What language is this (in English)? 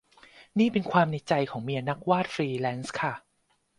Thai